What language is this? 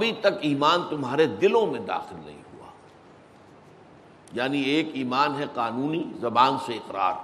Urdu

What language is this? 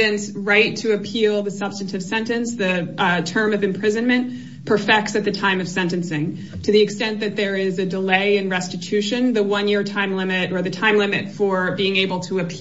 English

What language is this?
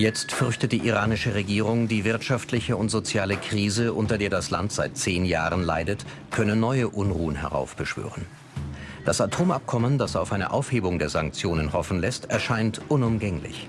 German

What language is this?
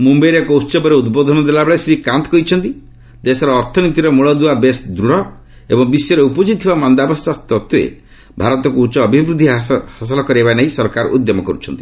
Odia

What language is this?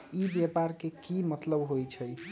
Magahi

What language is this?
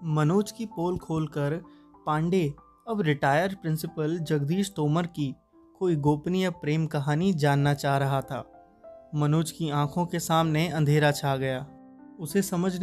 Hindi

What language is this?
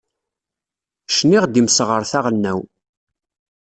Kabyle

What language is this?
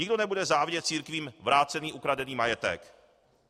Czech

